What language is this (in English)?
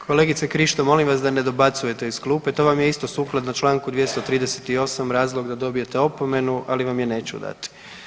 Croatian